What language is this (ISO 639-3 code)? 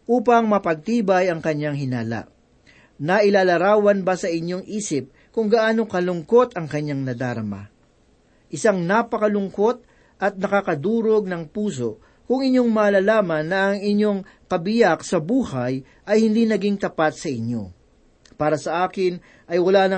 fil